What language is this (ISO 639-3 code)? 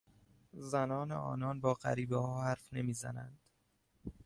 fas